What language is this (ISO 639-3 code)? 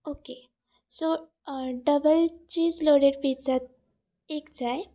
kok